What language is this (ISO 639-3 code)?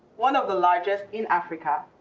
eng